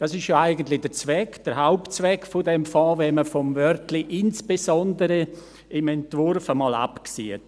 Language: Swiss German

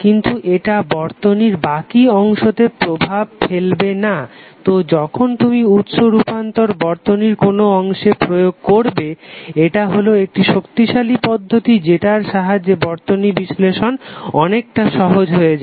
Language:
Bangla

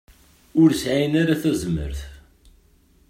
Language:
Kabyle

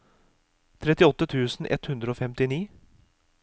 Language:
Norwegian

